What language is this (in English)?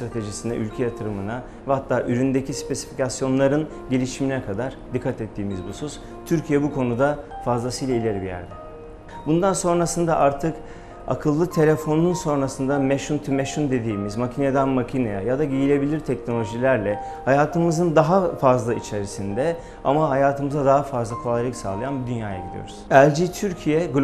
Turkish